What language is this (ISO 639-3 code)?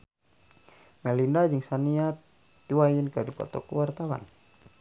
sun